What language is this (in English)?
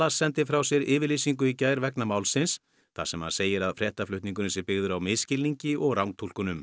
Icelandic